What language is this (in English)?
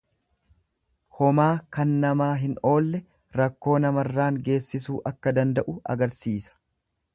Oromo